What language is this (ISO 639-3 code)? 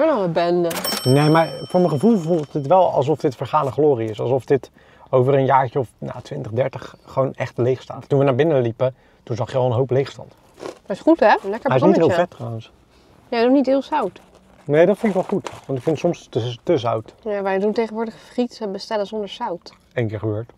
nld